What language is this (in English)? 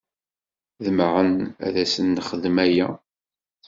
Kabyle